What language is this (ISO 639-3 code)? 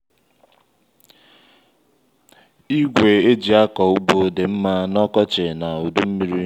ibo